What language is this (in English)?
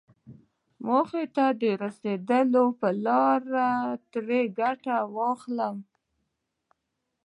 Pashto